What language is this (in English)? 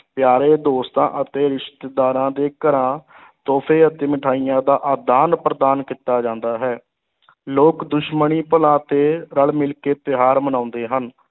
Punjabi